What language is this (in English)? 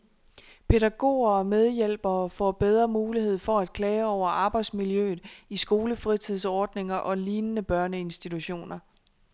Danish